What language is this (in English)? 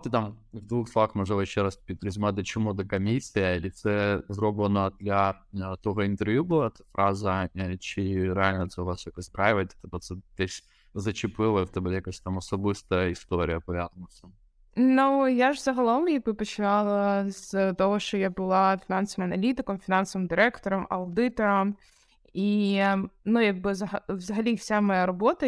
Ukrainian